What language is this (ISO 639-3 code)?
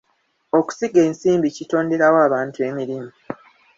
lug